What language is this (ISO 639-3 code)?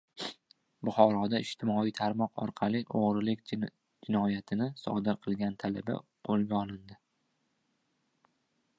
uzb